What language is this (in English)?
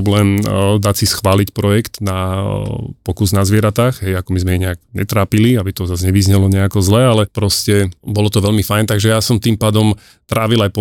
Slovak